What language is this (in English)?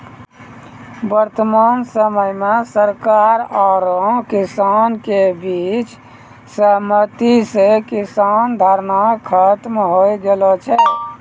Maithili